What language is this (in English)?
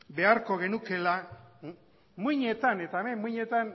Basque